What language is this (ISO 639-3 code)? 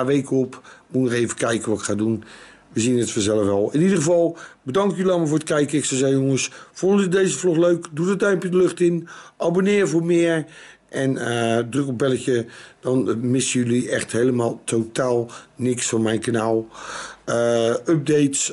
nld